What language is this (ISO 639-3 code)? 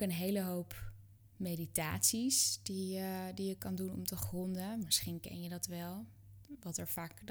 nld